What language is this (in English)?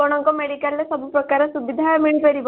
Odia